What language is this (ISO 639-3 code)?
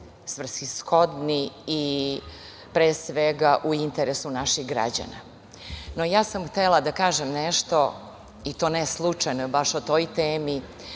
srp